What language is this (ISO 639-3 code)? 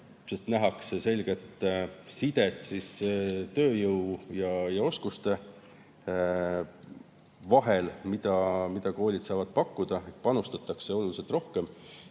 est